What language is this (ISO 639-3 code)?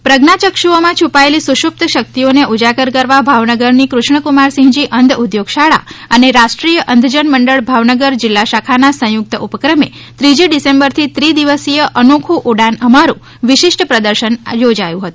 guj